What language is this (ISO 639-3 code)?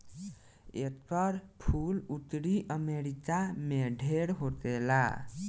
bho